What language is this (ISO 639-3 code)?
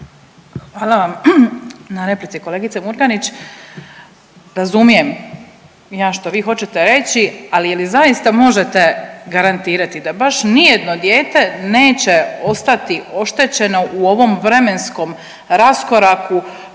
hrv